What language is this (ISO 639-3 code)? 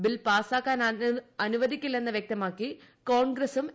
mal